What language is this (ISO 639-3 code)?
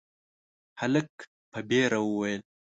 pus